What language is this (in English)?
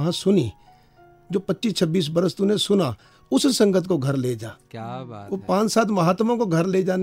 Hindi